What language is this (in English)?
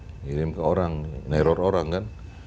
Indonesian